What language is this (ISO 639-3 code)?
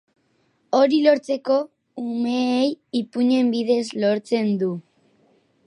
eus